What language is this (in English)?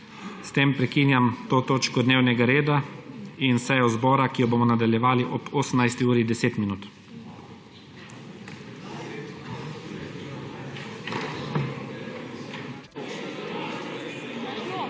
Slovenian